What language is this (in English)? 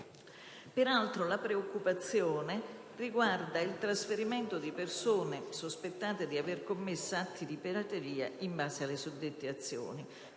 Italian